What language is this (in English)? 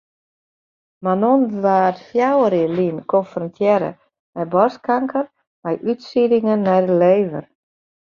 Western Frisian